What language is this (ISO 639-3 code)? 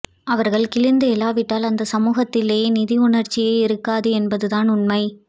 tam